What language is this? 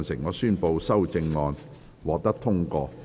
Cantonese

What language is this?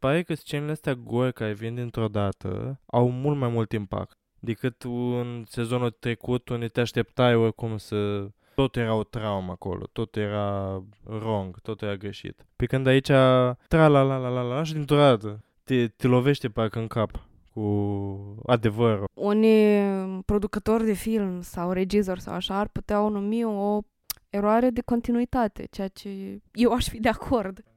Romanian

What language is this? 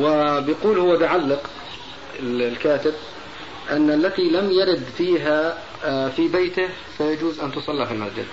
Arabic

